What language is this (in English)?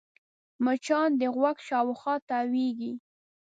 Pashto